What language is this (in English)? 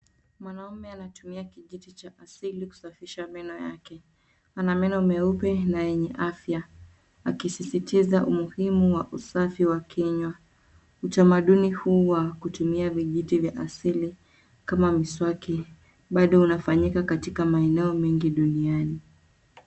Swahili